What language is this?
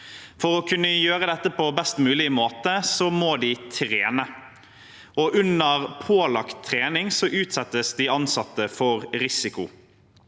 Norwegian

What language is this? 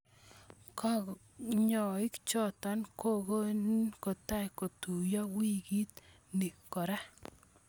Kalenjin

